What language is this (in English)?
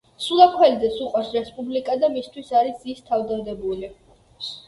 Georgian